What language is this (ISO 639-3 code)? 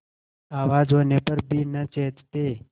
hin